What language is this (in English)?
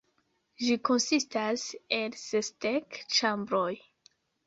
Esperanto